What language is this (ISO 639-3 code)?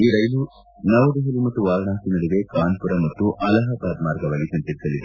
kan